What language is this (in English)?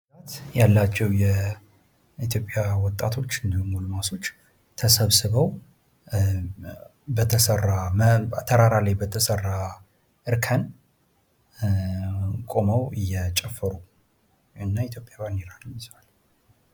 Amharic